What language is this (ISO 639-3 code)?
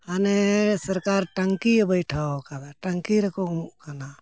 sat